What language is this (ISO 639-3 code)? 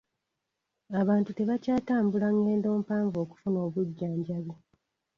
lug